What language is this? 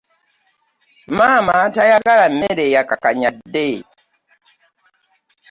Ganda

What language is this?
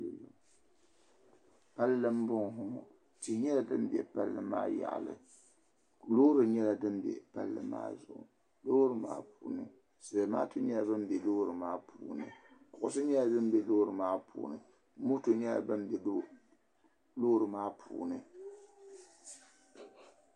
Dagbani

